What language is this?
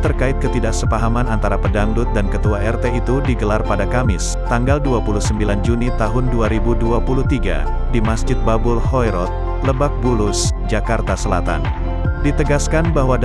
Indonesian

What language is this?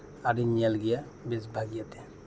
Santali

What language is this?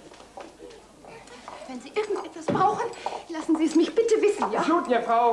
German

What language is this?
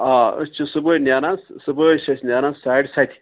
Kashmiri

